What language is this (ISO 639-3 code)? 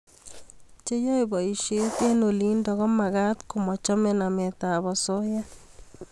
kln